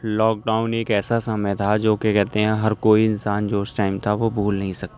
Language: Urdu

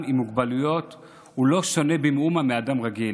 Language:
Hebrew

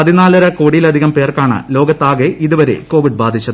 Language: Malayalam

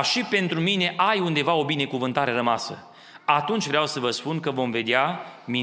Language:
Romanian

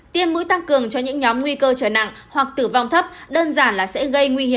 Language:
Vietnamese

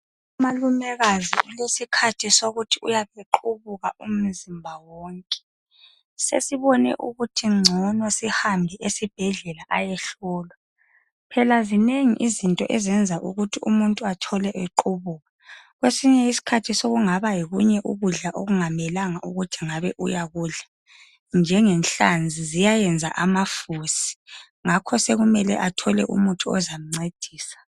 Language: North Ndebele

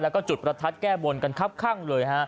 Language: Thai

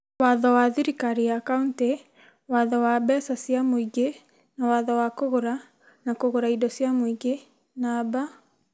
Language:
Kikuyu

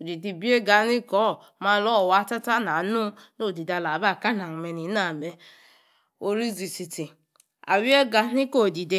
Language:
Yace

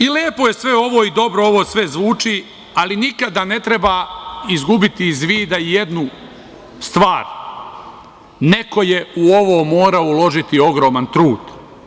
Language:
Serbian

